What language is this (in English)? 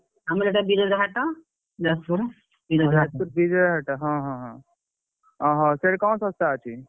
Odia